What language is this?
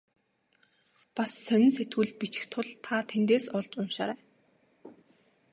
Mongolian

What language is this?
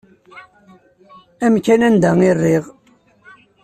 Kabyle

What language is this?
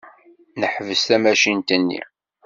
Kabyle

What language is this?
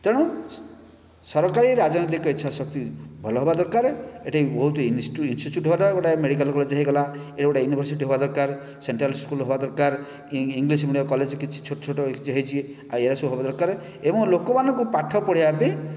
Odia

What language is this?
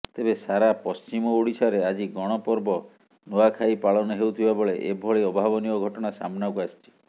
Odia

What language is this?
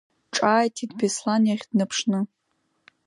Abkhazian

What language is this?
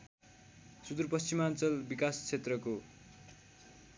Nepali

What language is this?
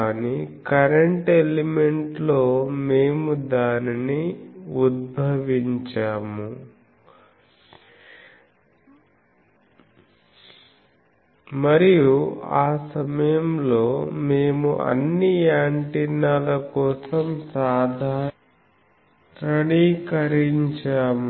Telugu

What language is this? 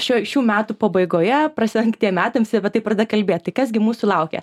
Lithuanian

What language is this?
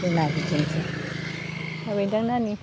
Bodo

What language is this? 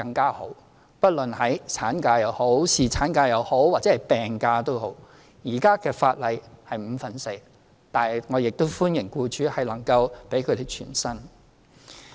Cantonese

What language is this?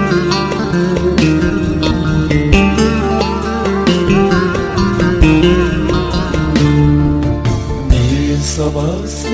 Turkish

